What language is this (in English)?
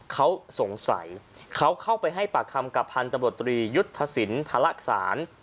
Thai